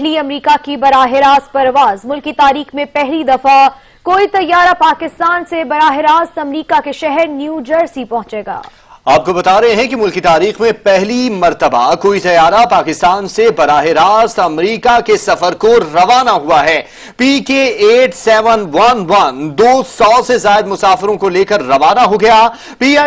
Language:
Hindi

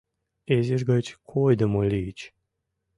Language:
Mari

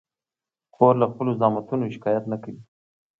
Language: Pashto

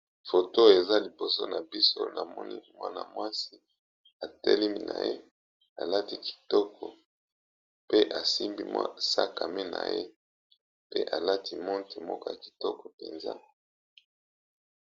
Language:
Lingala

